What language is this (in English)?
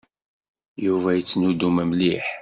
Kabyle